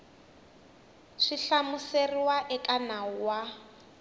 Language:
Tsonga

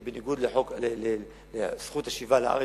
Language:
Hebrew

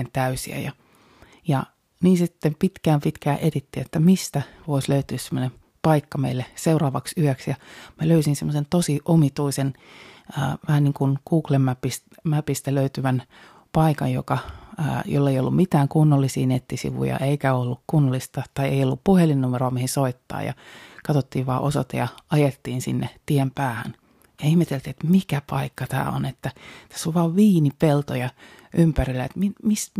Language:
Finnish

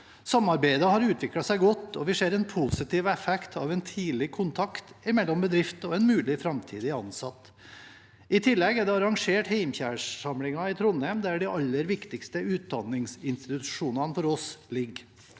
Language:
Norwegian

